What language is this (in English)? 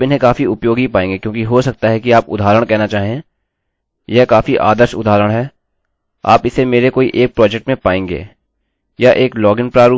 Hindi